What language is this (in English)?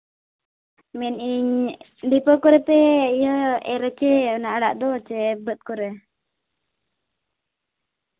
Santali